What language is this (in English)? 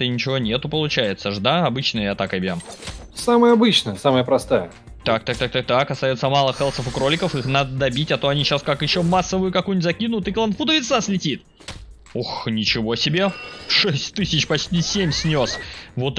Russian